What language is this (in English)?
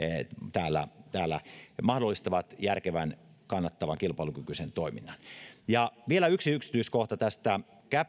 Finnish